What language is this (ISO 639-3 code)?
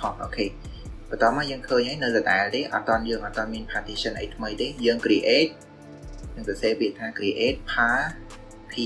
vie